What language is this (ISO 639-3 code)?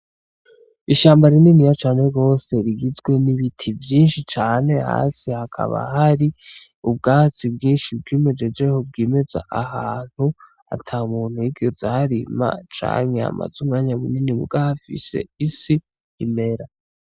run